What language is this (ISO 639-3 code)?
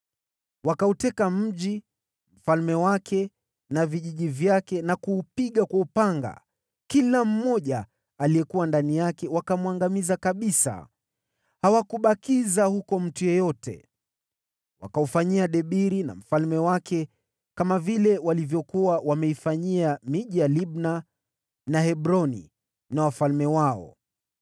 swa